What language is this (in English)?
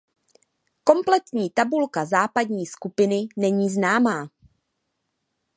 Czech